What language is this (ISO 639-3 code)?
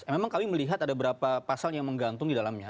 ind